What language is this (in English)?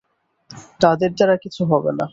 Bangla